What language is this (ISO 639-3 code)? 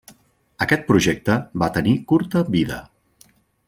cat